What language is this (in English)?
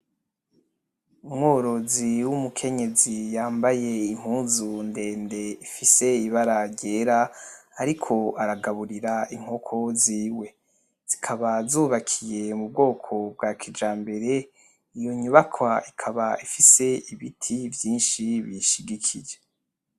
Rundi